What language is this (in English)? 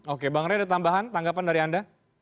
Indonesian